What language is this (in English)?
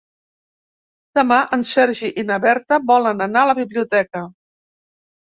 Catalan